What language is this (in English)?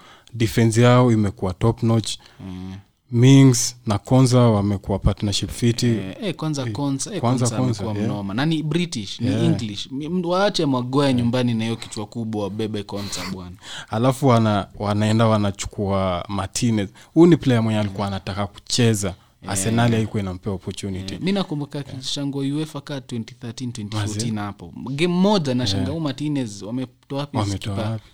Swahili